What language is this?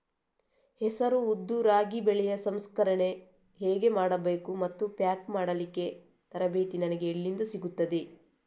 Kannada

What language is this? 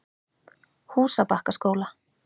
Icelandic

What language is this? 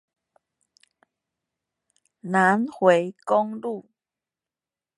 Chinese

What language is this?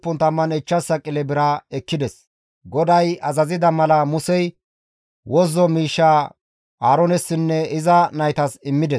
Gamo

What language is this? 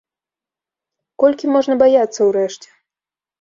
Belarusian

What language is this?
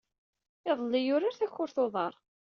Kabyle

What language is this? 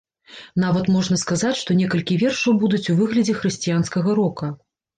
Belarusian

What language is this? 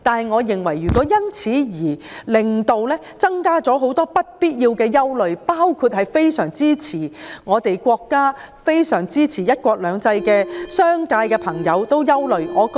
Cantonese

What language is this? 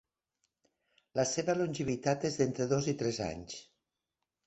Catalan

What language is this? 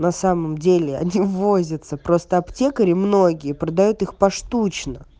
Russian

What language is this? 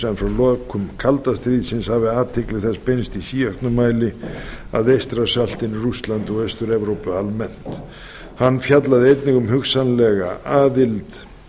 Icelandic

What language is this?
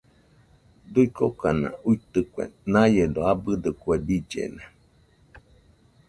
Nüpode Huitoto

